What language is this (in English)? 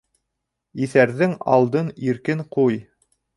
Bashkir